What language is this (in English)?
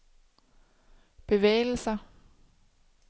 Danish